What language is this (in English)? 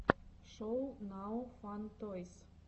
Russian